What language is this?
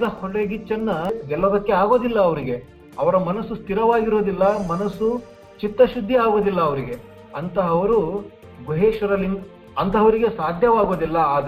Kannada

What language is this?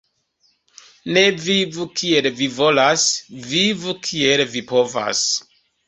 Esperanto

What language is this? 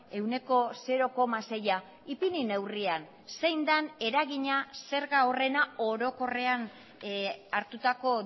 Basque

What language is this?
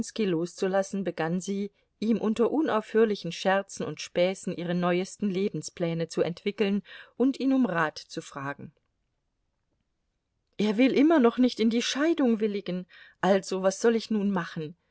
German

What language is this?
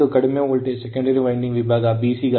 Kannada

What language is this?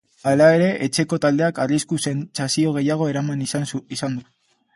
Basque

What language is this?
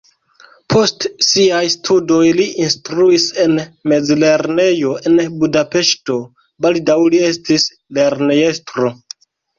Esperanto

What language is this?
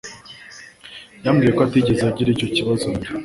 Kinyarwanda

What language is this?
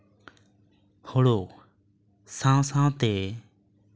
Santali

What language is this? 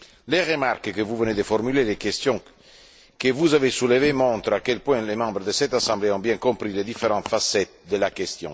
French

